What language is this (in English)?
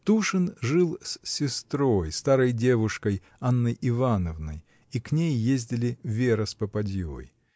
Russian